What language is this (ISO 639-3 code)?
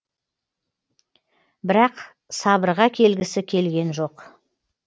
kaz